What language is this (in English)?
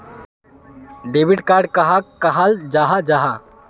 Magahi